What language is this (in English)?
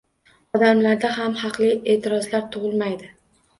Uzbek